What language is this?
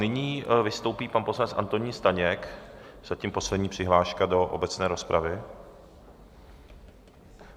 Czech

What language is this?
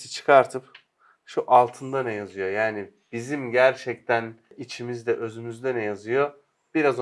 Turkish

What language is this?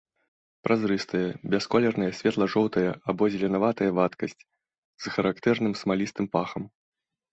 Belarusian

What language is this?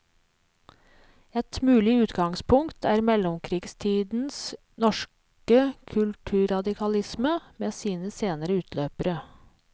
Norwegian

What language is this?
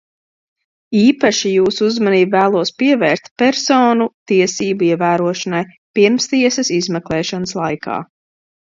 Latvian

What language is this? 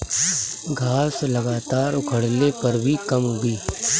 Bhojpuri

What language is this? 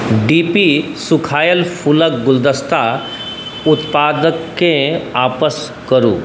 Maithili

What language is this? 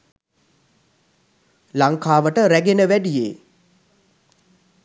Sinhala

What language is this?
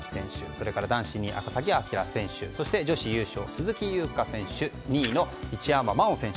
Japanese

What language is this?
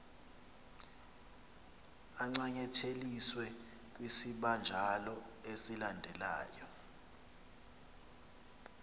Xhosa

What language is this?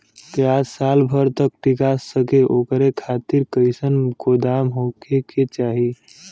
Bhojpuri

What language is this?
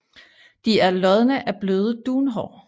Danish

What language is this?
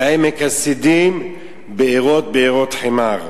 Hebrew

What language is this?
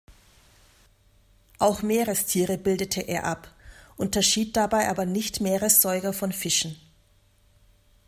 German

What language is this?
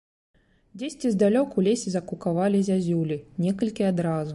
Belarusian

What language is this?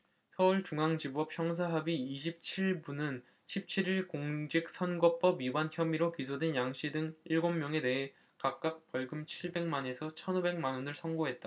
Korean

